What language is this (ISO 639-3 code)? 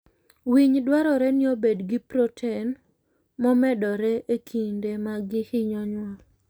luo